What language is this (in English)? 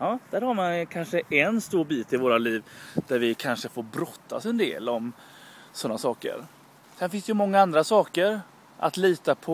Swedish